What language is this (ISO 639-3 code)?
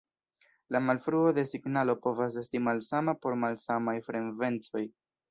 epo